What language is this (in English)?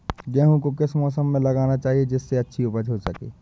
Hindi